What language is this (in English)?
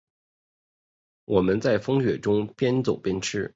Chinese